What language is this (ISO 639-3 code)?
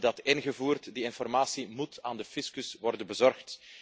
nld